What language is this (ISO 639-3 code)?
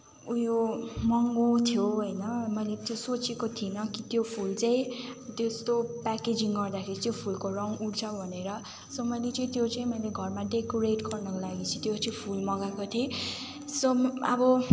nep